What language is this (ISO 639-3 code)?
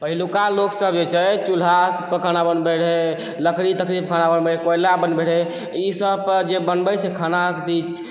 mai